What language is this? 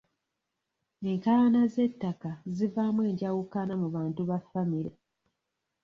Ganda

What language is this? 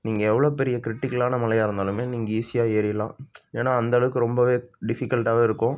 Tamil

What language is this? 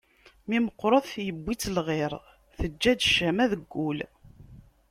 Kabyle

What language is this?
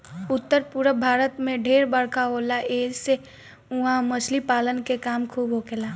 Bhojpuri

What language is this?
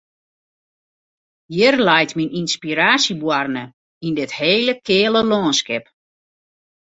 Western Frisian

